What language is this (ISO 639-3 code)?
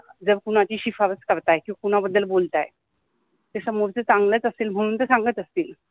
mar